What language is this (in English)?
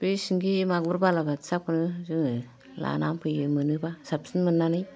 Bodo